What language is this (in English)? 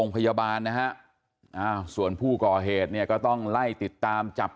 Thai